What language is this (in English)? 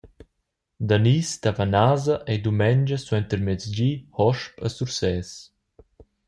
Romansh